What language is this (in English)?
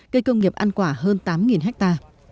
Vietnamese